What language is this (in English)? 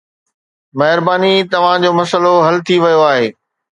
Sindhi